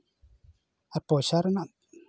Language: Santali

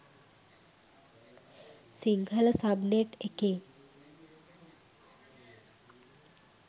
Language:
Sinhala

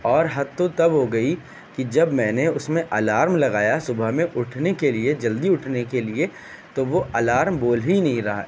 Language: Urdu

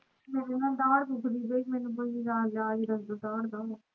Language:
Punjabi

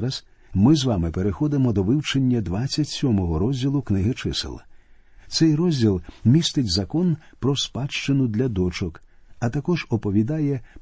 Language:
Ukrainian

